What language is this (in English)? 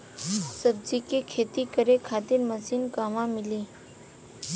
Bhojpuri